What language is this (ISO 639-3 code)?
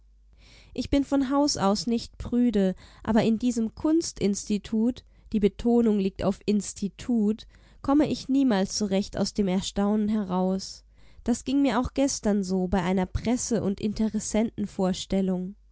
deu